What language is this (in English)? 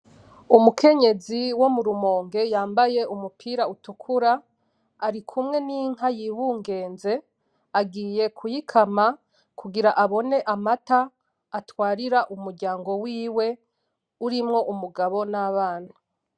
Rundi